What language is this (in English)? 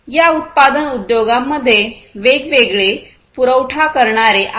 Marathi